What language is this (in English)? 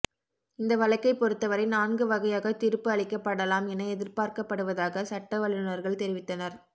Tamil